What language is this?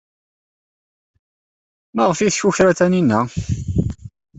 Kabyle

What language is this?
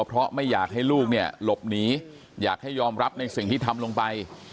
Thai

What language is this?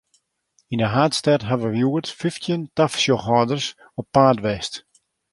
Western Frisian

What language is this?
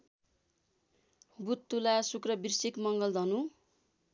Nepali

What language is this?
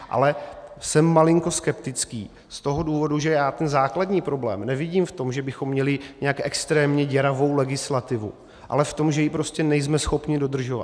Czech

